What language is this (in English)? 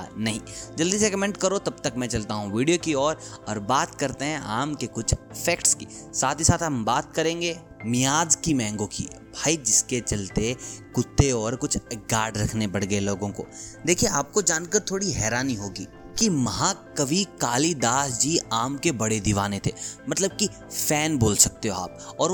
Hindi